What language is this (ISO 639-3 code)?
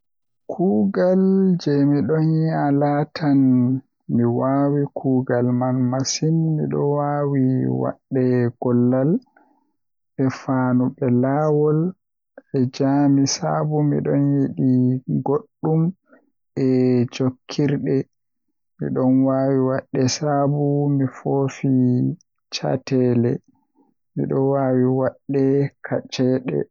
fuh